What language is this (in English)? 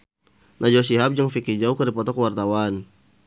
Sundanese